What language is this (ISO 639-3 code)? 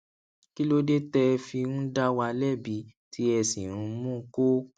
yor